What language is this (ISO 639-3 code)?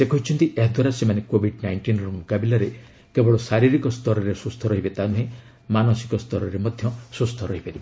ori